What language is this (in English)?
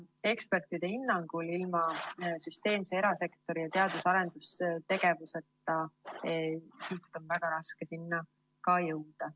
Estonian